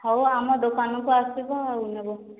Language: Odia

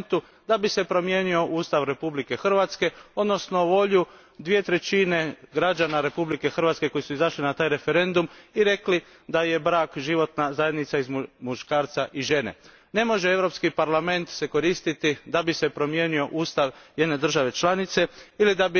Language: Croatian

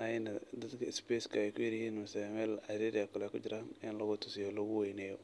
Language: Somali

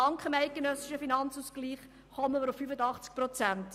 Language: Swiss German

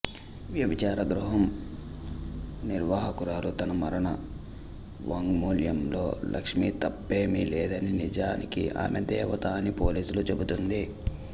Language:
Telugu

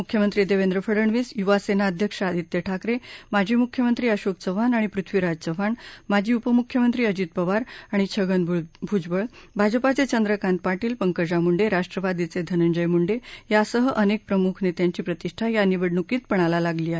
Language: Marathi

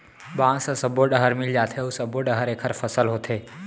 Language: Chhattisgarhi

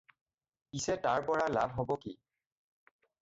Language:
Assamese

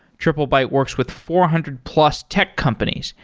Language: English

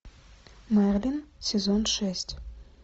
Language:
Russian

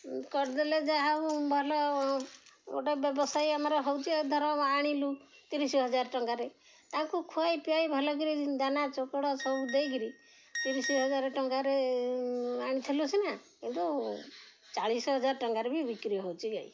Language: Odia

